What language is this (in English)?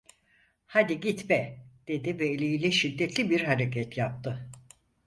Turkish